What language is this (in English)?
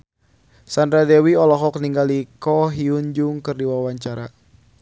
Sundanese